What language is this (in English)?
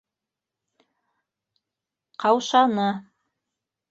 Bashkir